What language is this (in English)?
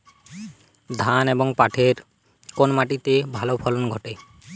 Bangla